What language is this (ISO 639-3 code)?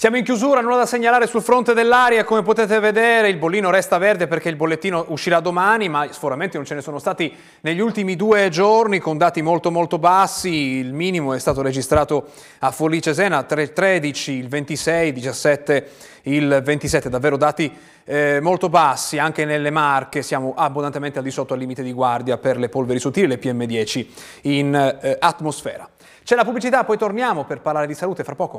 ita